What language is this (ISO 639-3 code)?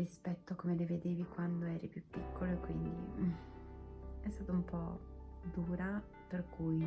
ita